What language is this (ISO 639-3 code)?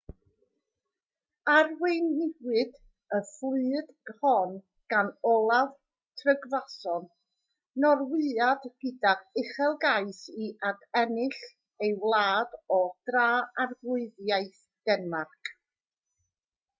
cym